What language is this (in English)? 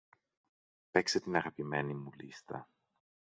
Greek